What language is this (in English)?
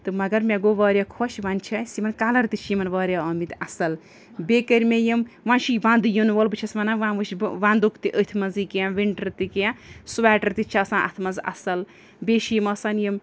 Kashmiri